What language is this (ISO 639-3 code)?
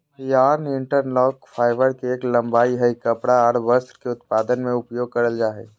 mag